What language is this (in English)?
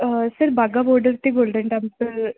Punjabi